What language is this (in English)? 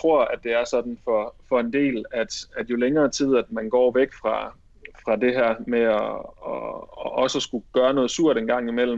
Danish